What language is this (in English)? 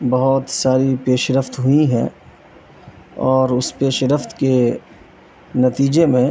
Urdu